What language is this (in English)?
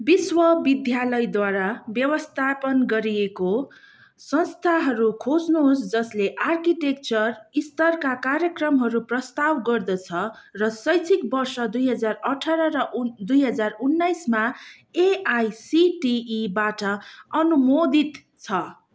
Nepali